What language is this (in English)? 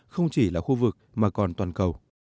Vietnamese